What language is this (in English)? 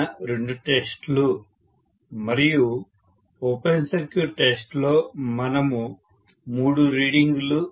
Telugu